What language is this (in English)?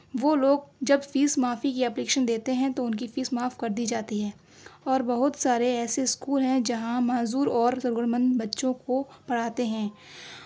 Urdu